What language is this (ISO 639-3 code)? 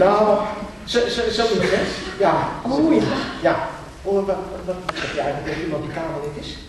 nld